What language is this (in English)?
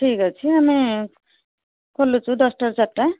Odia